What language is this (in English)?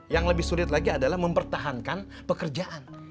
Indonesian